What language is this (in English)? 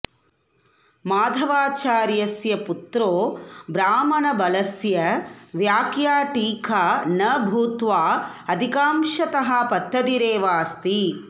Sanskrit